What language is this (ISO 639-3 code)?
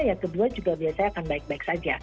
ind